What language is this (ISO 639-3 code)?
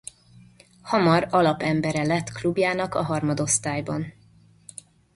hun